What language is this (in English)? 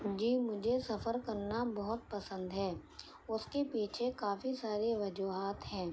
Urdu